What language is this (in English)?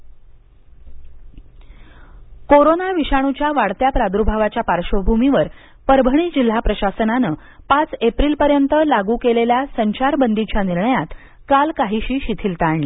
Marathi